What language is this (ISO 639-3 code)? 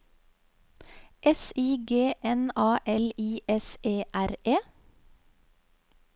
nor